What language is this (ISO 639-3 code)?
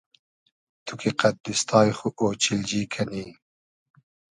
haz